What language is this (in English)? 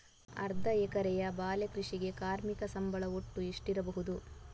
Kannada